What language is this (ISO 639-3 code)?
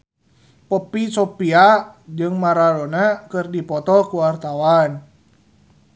sun